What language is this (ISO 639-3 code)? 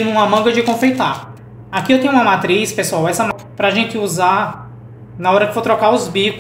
por